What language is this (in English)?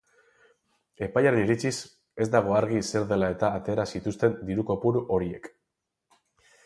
Basque